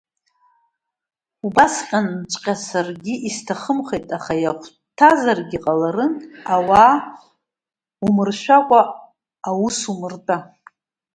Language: Abkhazian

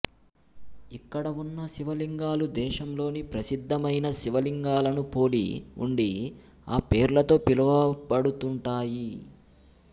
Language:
Telugu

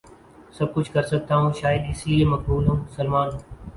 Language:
Urdu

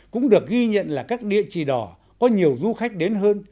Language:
Vietnamese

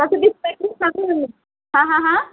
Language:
Assamese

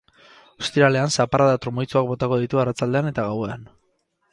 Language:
Basque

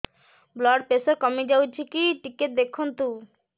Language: Odia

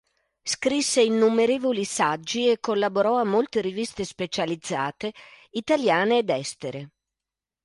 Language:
Italian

